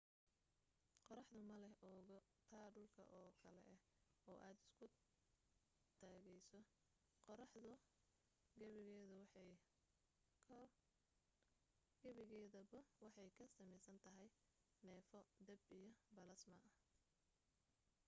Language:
Somali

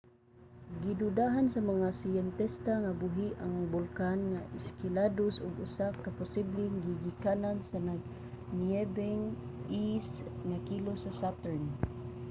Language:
Cebuano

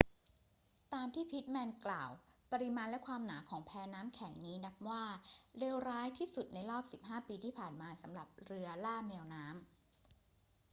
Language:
Thai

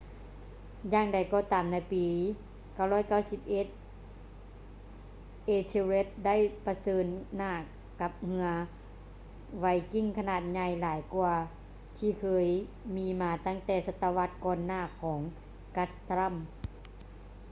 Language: Lao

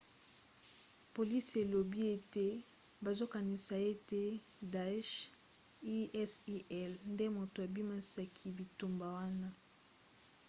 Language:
Lingala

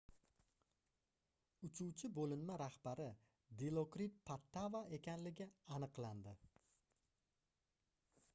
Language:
Uzbek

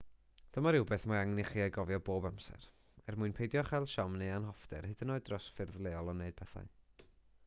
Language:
Welsh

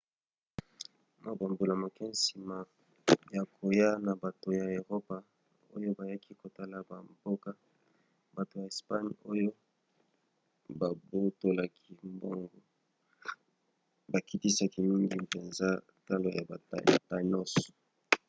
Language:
Lingala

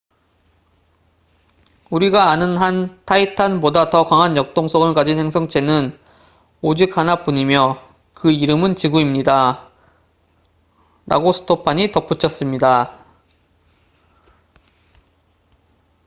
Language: Korean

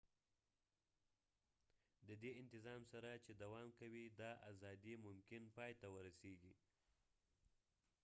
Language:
Pashto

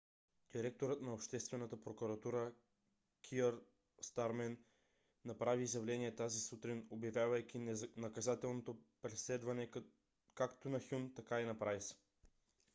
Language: Bulgarian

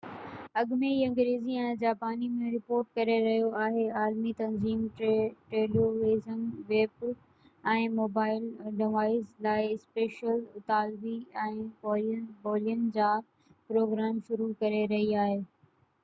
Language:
Sindhi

